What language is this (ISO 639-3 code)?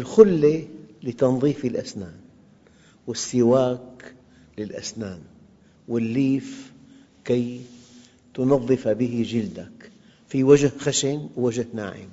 ara